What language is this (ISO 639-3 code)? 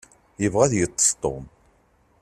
kab